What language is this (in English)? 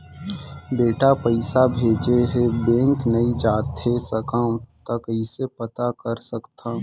Chhattisgarhi